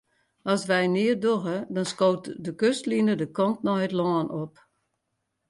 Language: Western Frisian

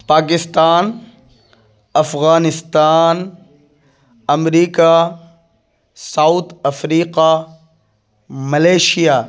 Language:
Urdu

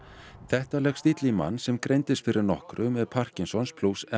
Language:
Icelandic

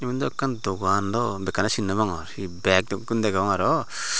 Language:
Chakma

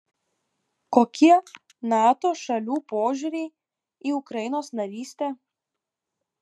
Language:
Lithuanian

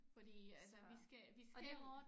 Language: Danish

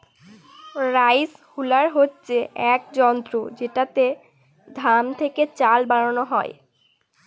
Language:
Bangla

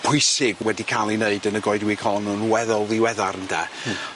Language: Welsh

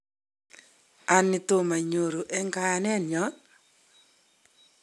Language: Kalenjin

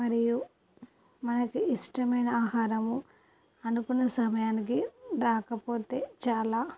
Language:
Telugu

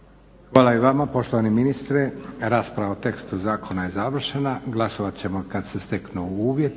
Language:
Croatian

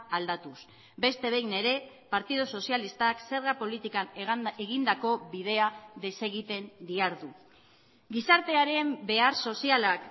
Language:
Basque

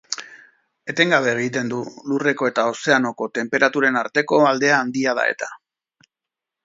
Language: Basque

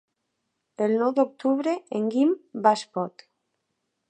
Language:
Catalan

